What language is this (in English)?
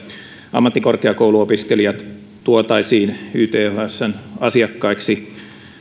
Finnish